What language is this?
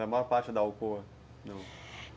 Portuguese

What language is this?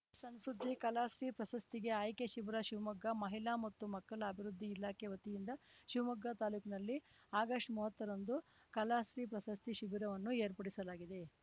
Kannada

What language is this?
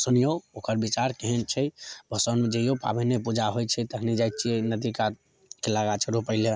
Maithili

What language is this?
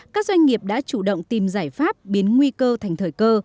Vietnamese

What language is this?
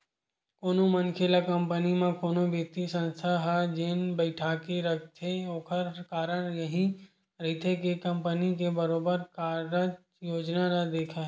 Chhattisgarhi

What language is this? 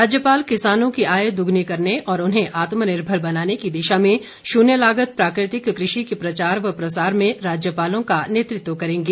Hindi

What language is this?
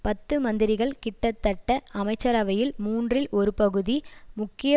Tamil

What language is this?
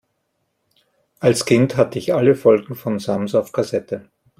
German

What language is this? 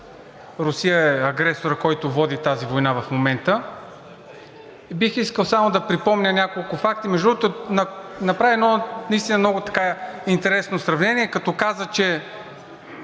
Bulgarian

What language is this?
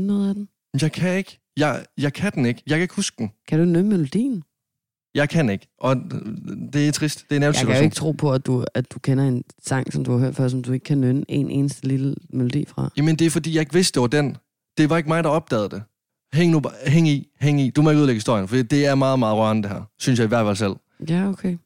Danish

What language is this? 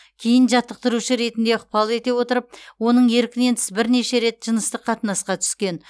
Kazakh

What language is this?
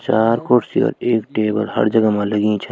Garhwali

